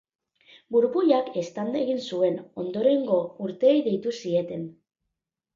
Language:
Basque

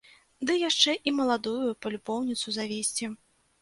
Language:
Belarusian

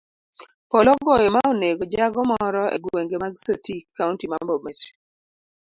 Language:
Luo (Kenya and Tanzania)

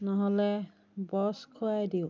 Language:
Assamese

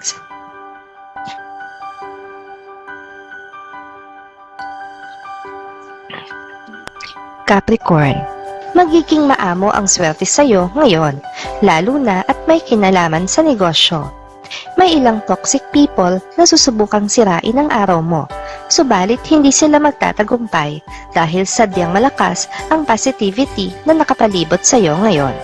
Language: Filipino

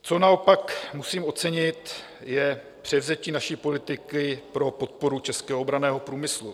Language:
Czech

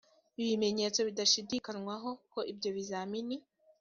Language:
Kinyarwanda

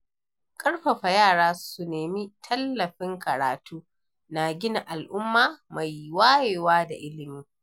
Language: Hausa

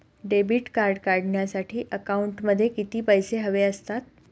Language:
Marathi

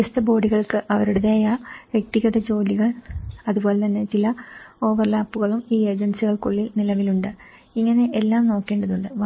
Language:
Malayalam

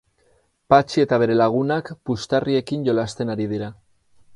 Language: Basque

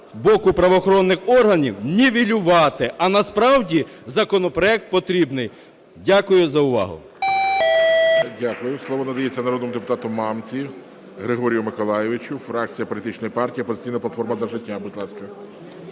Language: Ukrainian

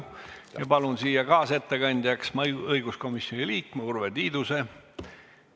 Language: Estonian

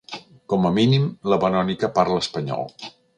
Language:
Catalan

